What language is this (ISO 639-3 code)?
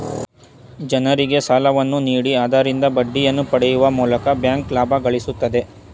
kan